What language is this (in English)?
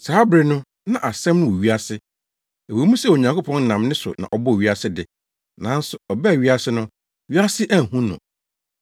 Akan